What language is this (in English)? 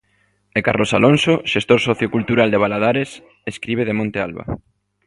Galician